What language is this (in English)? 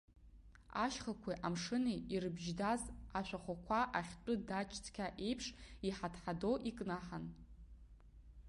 Abkhazian